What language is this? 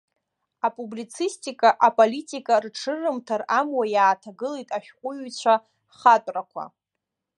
Abkhazian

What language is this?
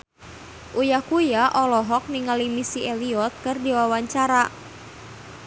Sundanese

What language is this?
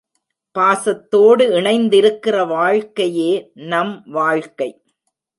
Tamil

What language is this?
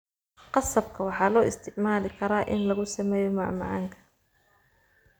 Somali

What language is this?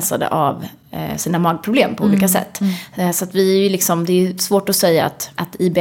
Swedish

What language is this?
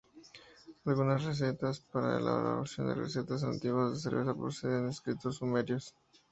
Spanish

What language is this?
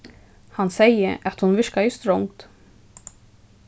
Faroese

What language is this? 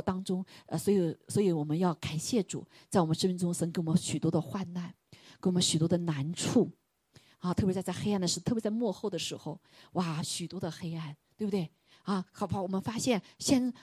Chinese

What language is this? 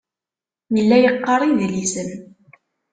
Kabyle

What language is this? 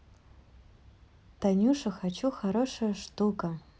Russian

